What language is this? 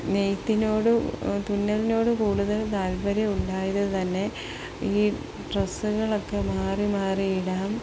Malayalam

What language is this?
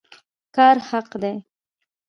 Pashto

